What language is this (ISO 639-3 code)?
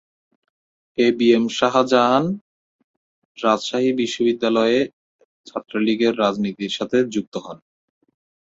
ben